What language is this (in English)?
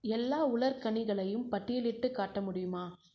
Tamil